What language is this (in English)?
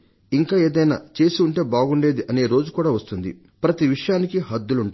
Telugu